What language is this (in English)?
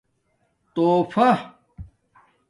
Domaaki